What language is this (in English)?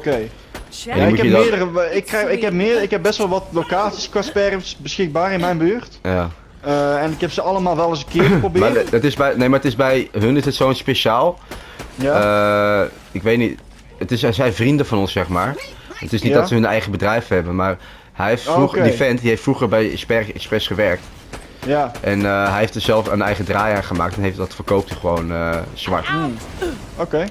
Dutch